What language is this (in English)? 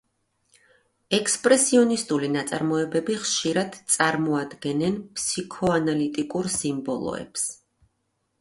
Georgian